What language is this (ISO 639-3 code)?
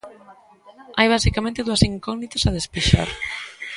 glg